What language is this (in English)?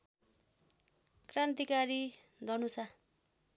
Nepali